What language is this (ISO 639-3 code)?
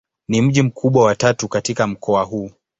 swa